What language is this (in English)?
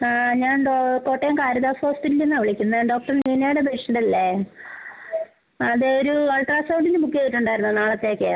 Malayalam